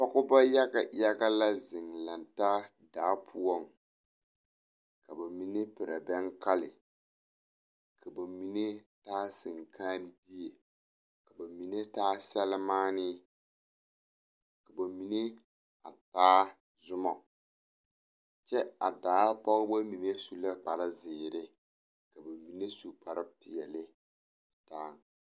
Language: Southern Dagaare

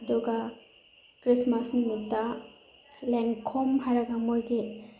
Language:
Manipuri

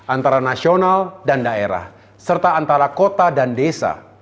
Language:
Indonesian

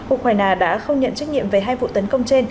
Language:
Vietnamese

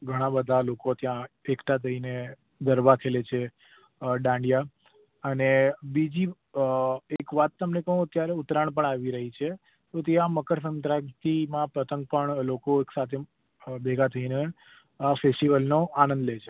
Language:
Gujarati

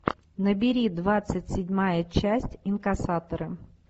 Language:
Russian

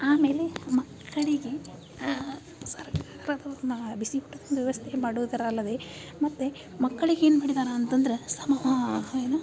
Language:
Kannada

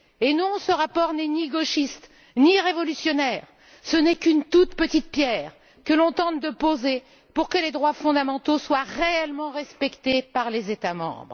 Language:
French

